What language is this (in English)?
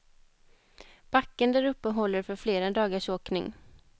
Swedish